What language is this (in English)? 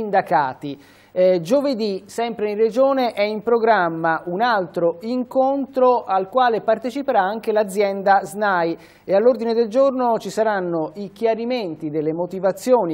Italian